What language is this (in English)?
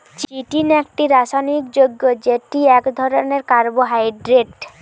Bangla